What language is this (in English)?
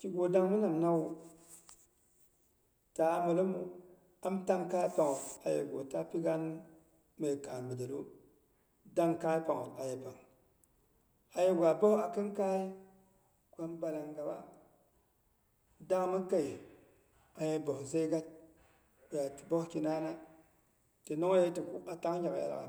Boghom